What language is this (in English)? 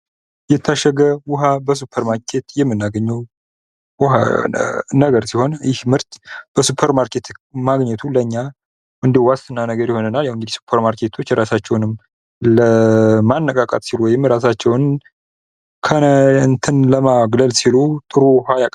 Amharic